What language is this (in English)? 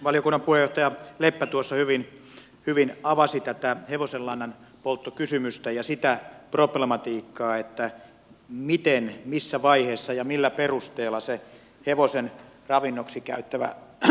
Finnish